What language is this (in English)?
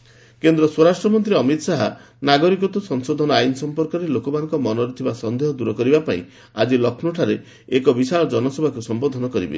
Odia